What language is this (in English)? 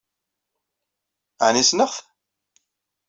Kabyle